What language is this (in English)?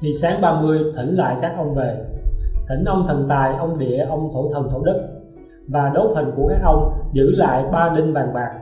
Vietnamese